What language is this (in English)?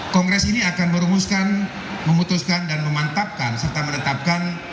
Indonesian